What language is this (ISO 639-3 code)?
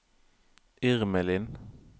nor